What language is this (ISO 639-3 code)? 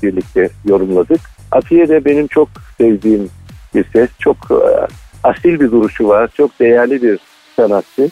tur